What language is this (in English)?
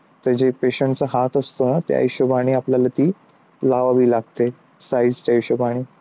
Marathi